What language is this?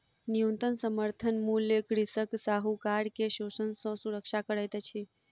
Maithili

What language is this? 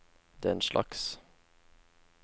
Norwegian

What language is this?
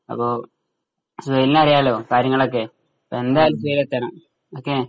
Malayalam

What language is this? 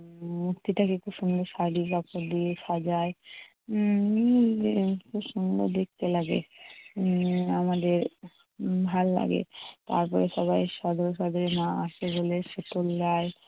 Bangla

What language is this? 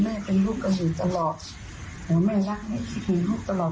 Thai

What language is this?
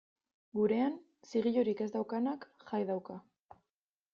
Basque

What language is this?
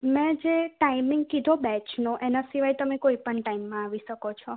Gujarati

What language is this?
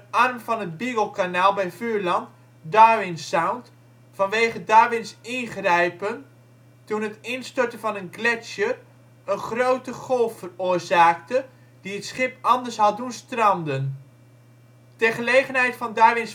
Dutch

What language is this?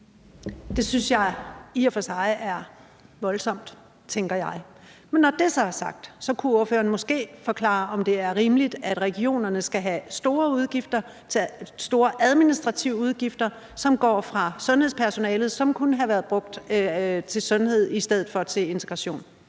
Danish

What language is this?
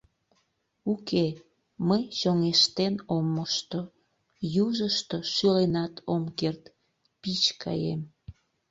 Mari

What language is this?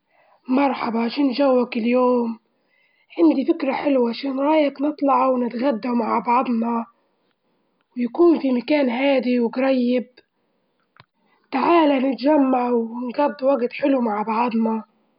Libyan Arabic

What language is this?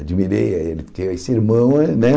Portuguese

